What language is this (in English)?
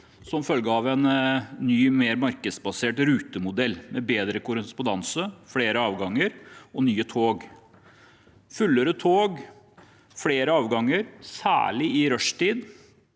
Norwegian